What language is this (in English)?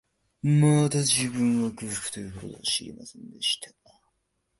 Japanese